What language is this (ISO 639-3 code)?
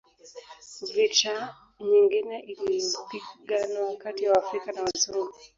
swa